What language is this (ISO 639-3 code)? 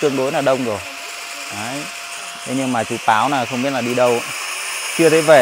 vie